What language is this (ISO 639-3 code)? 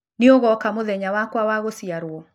kik